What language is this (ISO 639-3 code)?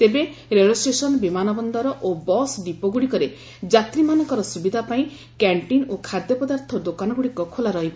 ori